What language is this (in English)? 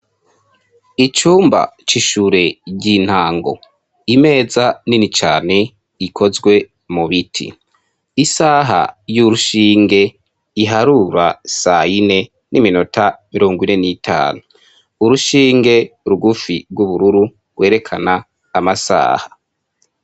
Rundi